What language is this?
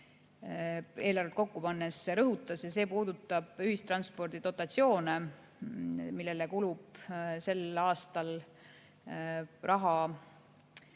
Estonian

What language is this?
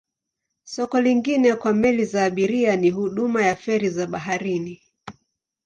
Swahili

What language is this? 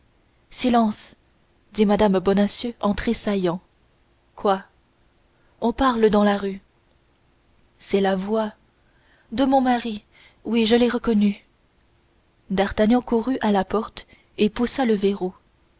French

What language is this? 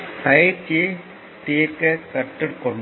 Tamil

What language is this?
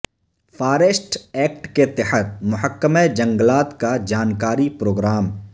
Urdu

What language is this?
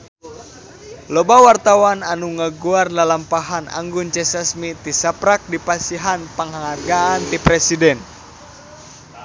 Sundanese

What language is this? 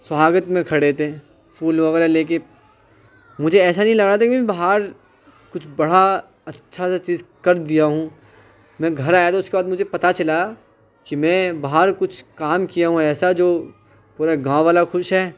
Urdu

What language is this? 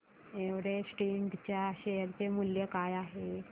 Marathi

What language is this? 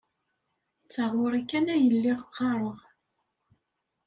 Kabyle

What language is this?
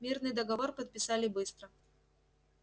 Russian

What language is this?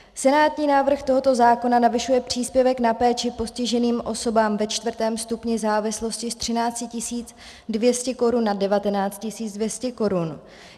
Czech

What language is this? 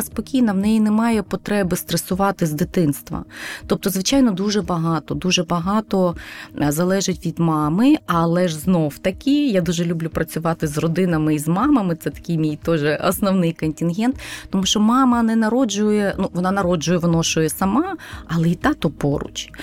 Ukrainian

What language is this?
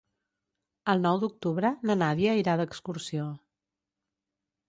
Catalan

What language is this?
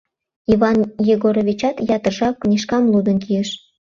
Mari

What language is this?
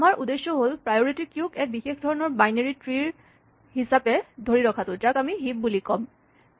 Assamese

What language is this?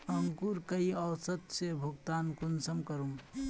Magahi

